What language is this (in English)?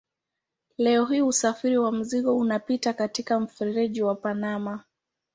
Swahili